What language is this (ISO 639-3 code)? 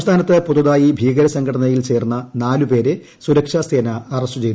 mal